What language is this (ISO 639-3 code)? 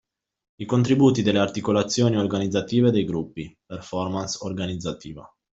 ita